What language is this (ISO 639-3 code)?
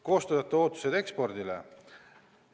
est